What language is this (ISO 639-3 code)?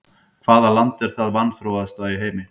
isl